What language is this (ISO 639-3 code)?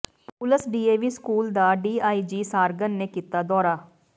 pan